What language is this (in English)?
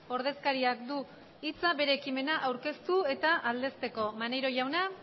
Basque